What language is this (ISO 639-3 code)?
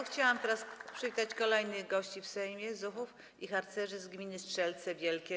pol